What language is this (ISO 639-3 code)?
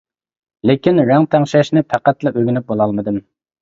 uig